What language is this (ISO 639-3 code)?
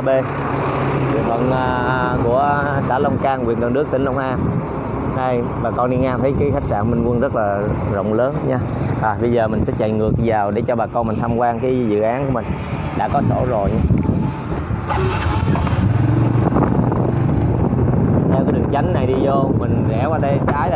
vie